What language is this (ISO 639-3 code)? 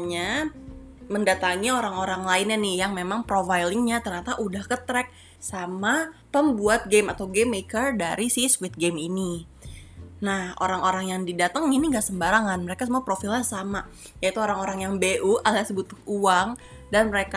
ind